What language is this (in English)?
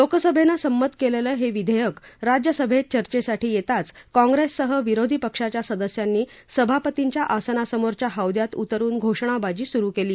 Marathi